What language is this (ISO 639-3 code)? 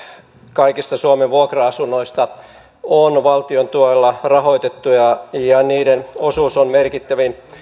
fin